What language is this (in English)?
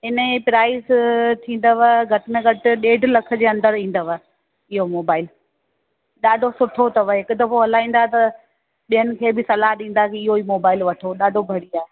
Sindhi